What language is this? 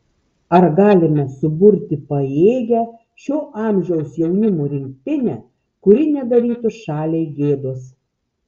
Lithuanian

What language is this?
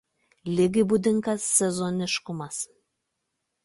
Lithuanian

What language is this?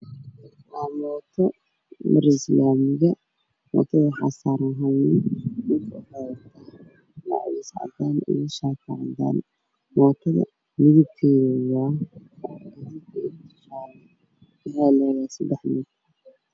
Somali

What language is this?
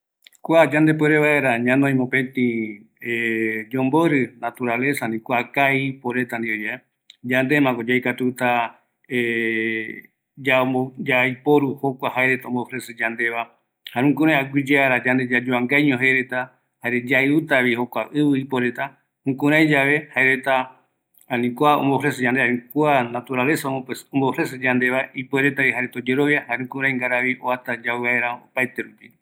Eastern Bolivian Guaraní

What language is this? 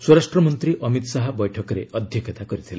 Odia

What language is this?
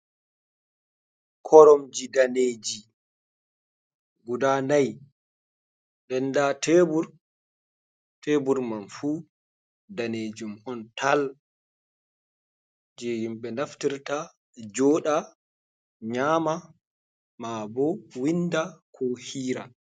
Fula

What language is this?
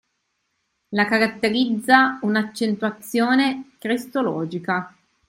Italian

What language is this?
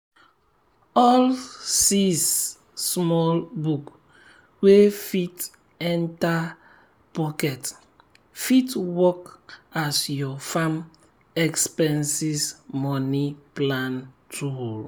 Nigerian Pidgin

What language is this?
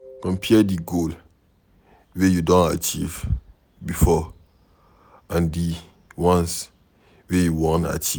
Nigerian Pidgin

